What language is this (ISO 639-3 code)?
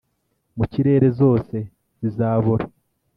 kin